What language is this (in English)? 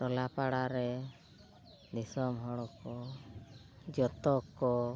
Santali